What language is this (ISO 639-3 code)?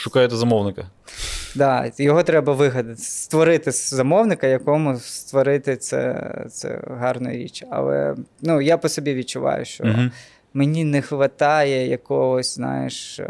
ukr